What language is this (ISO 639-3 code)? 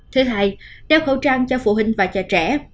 vie